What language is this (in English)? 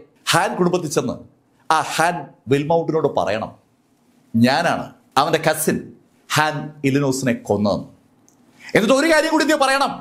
Malayalam